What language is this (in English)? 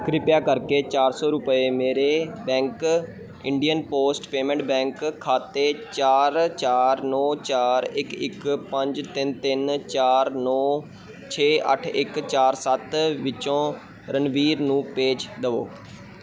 Punjabi